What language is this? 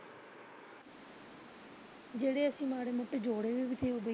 Punjabi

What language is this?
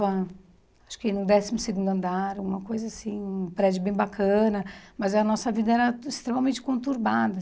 Portuguese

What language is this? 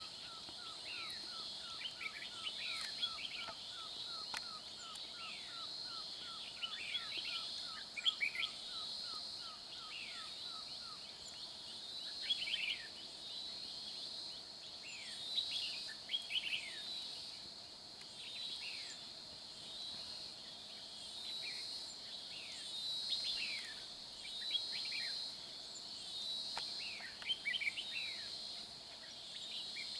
Vietnamese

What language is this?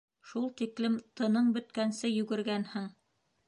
Bashkir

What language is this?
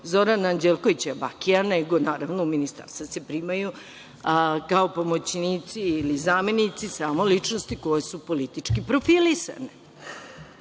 Serbian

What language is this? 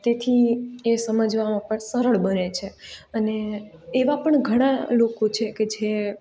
Gujarati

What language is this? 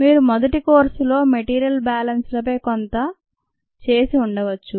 Telugu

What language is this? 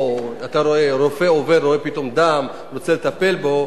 Hebrew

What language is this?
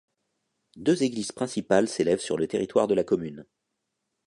French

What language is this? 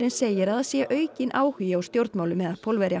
Icelandic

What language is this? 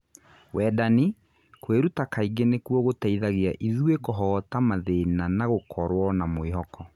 Kikuyu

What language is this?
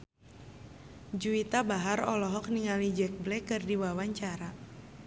Sundanese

